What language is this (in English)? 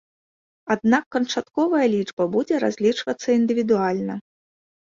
Belarusian